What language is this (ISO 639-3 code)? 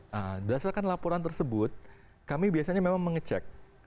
ind